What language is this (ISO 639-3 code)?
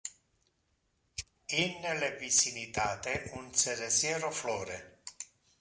ina